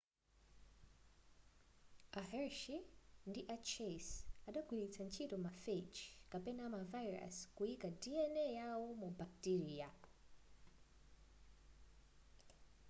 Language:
Nyanja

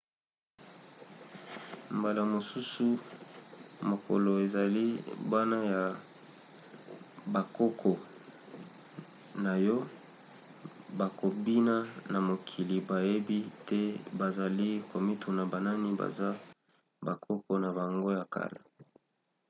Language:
Lingala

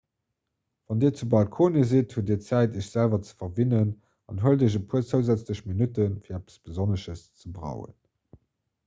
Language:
Luxembourgish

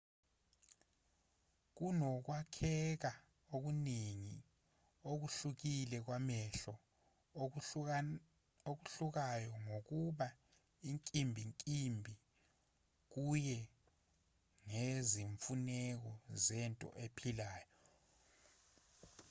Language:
Zulu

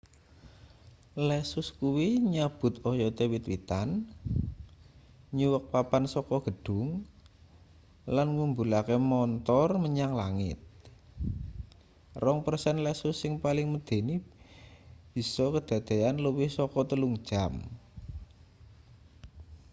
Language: Javanese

